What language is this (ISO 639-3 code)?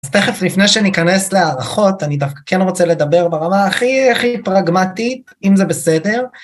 heb